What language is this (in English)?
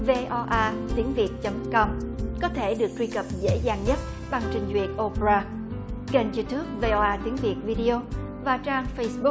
Vietnamese